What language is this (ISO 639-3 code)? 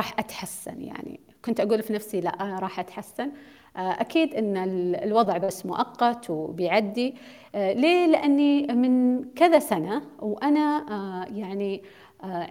ara